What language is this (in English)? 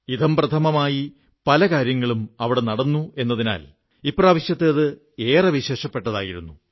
Malayalam